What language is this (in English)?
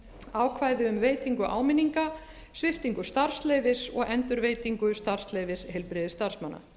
Icelandic